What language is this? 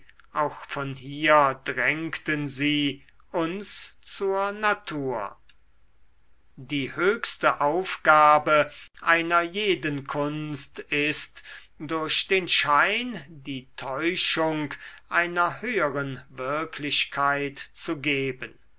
German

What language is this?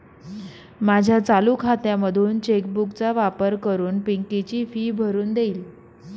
Marathi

